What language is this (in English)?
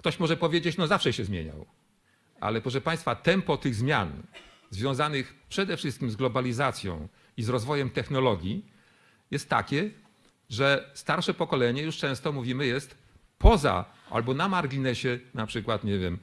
Polish